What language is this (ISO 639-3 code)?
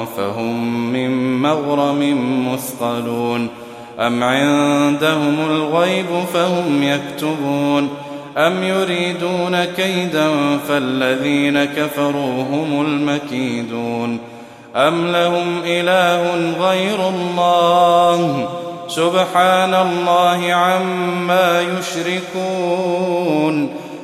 ara